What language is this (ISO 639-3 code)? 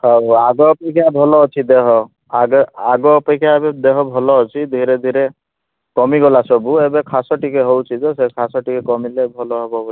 ori